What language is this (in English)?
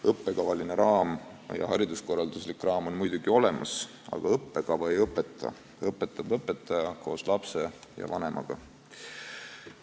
Estonian